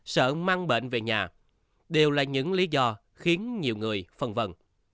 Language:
Vietnamese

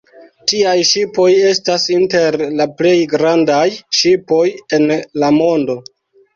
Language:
Esperanto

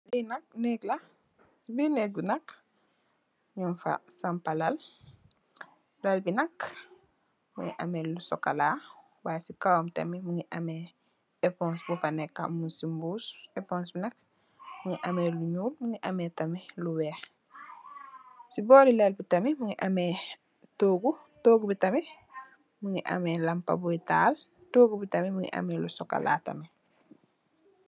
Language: Wolof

